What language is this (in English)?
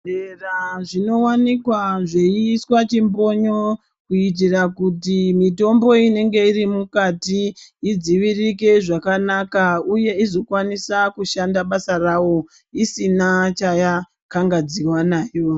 Ndau